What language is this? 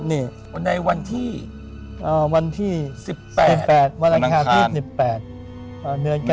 Thai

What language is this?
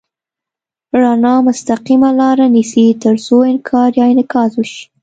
Pashto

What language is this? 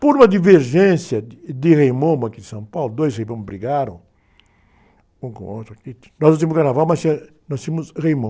Portuguese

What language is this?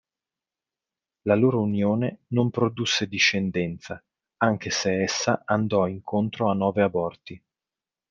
Italian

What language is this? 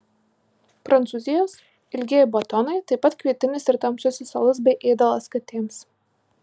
Lithuanian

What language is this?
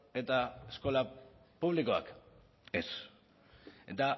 Basque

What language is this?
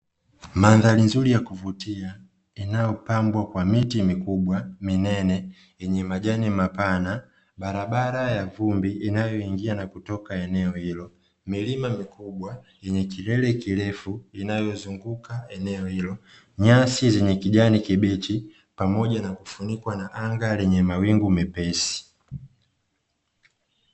Swahili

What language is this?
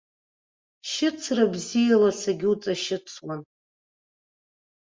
Abkhazian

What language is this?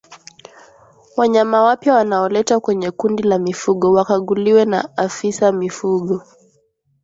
Swahili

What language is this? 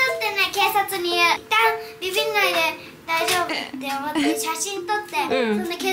Japanese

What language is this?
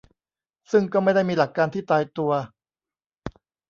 Thai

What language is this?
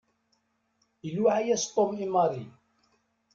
Kabyle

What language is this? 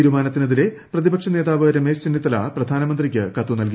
Malayalam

